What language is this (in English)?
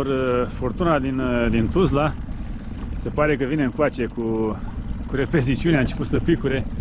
Romanian